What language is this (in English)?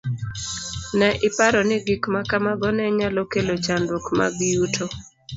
Luo (Kenya and Tanzania)